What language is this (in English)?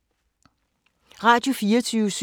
Danish